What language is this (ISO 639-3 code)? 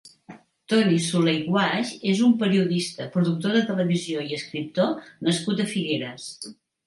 cat